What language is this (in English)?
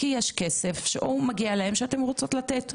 Hebrew